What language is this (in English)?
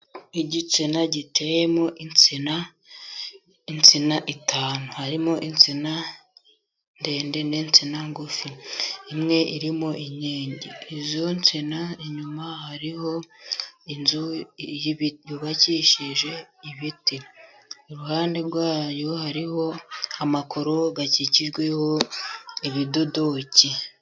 Kinyarwanda